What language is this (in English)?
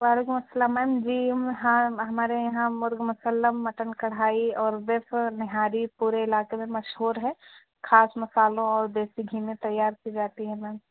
Urdu